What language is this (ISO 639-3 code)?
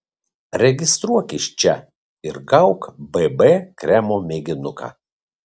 lit